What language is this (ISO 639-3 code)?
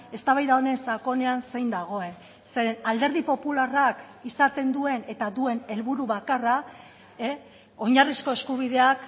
eus